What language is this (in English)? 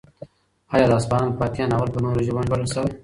Pashto